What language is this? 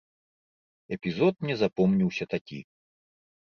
Belarusian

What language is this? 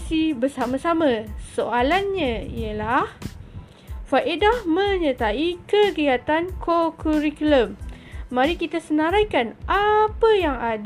Malay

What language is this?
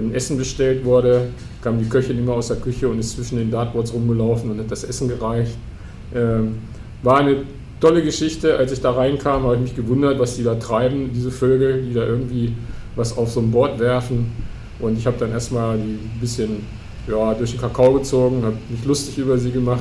German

